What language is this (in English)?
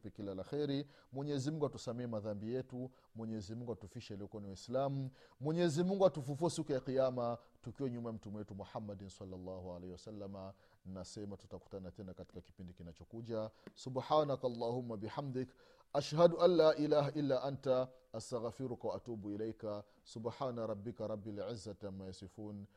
Swahili